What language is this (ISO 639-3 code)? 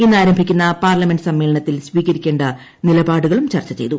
mal